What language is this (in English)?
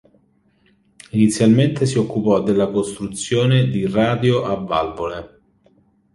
Italian